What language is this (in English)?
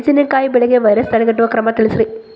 Kannada